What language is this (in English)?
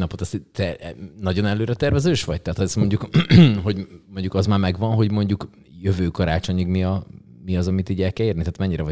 Hungarian